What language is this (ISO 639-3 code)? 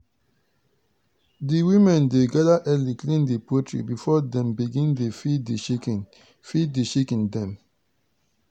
pcm